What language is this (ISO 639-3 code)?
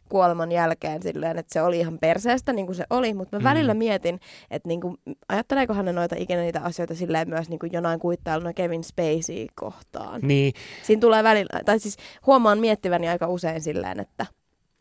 fin